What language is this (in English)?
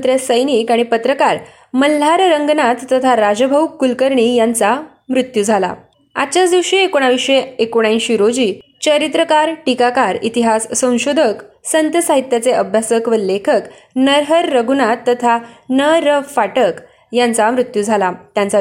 Marathi